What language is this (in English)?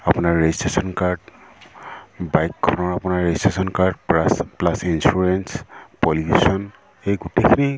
Assamese